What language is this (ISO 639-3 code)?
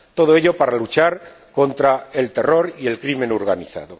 spa